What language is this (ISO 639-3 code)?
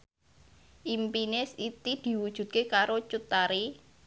jav